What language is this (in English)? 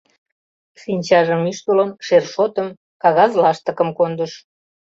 Mari